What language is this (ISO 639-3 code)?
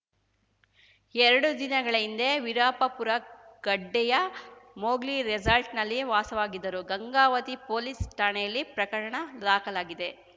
kan